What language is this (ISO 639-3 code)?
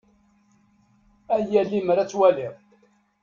kab